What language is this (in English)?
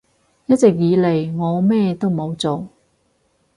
Cantonese